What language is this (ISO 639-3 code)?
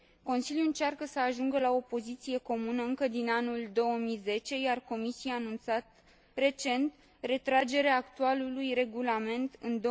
ron